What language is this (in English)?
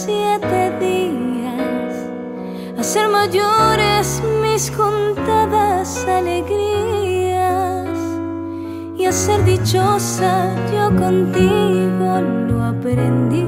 Italian